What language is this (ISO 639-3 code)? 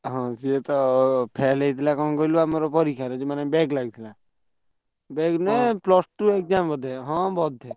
ori